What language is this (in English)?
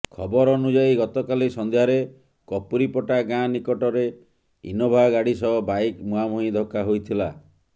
Odia